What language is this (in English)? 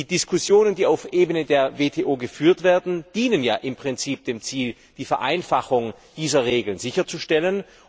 German